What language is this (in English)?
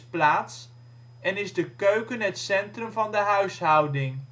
Dutch